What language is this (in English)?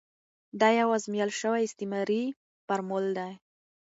Pashto